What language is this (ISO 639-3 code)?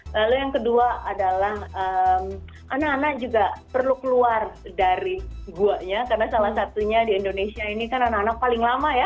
ind